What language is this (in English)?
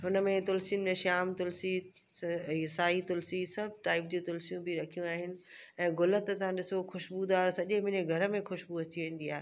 Sindhi